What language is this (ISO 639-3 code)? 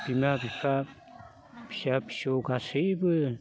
brx